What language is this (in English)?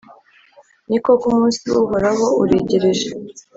Kinyarwanda